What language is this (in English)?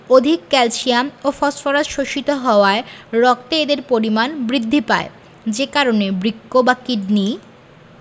Bangla